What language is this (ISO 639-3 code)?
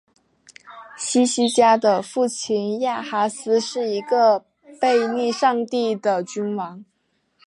zho